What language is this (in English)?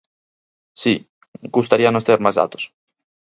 Galician